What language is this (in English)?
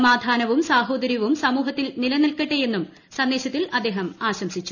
Malayalam